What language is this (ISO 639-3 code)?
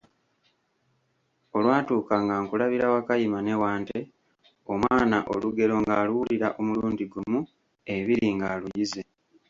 lug